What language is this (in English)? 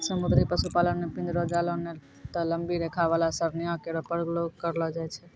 Maithili